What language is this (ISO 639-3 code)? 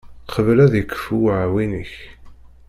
kab